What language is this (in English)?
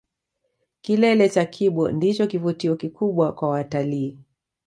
Swahili